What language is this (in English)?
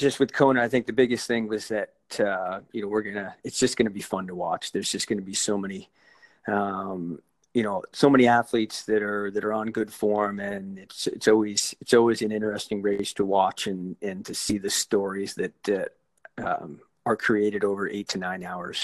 English